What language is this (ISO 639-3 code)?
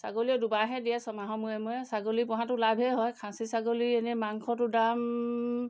asm